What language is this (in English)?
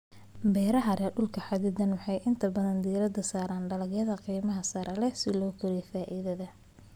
Somali